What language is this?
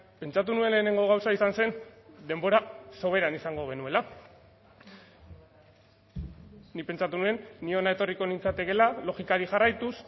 Basque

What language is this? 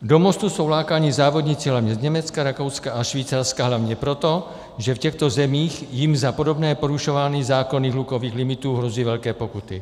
Czech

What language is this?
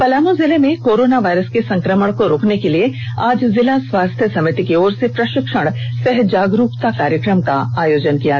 Hindi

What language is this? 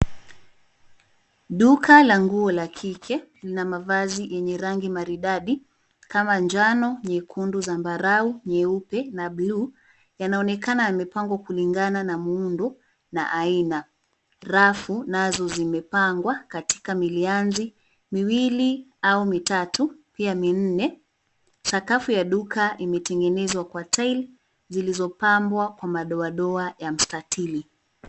Swahili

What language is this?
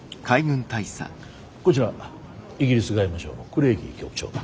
Japanese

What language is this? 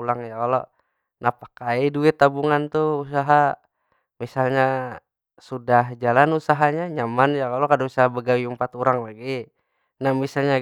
Banjar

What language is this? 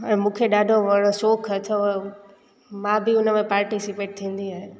Sindhi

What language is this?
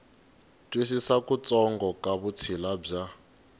Tsonga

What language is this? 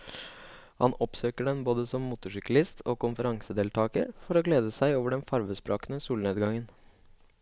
Norwegian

